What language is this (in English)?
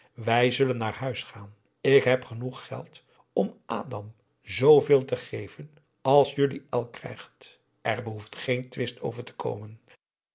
Dutch